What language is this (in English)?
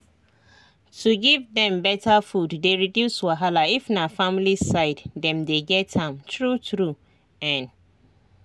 Nigerian Pidgin